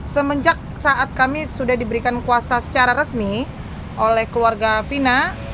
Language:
Indonesian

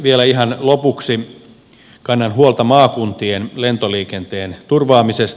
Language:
Finnish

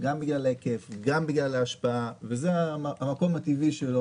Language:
Hebrew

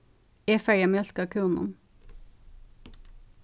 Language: Faroese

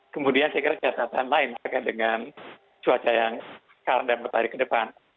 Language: Indonesian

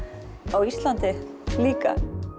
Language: Icelandic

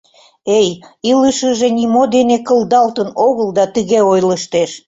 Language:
Mari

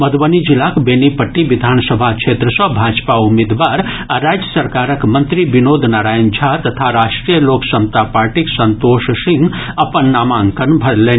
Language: Maithili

